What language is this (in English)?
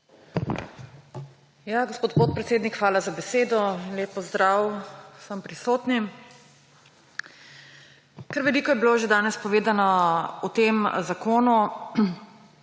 Slovenian